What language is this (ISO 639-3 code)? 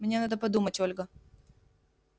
rus